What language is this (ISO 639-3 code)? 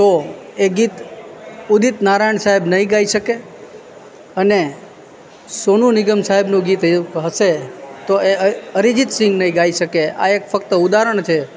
guj